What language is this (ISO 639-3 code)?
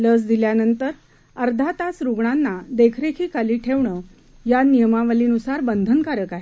mar